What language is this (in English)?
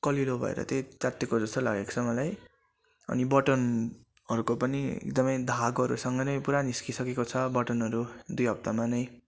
Nepali